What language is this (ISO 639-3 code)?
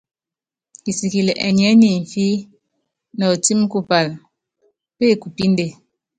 yav